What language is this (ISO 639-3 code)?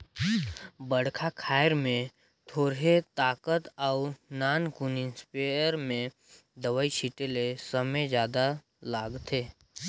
hne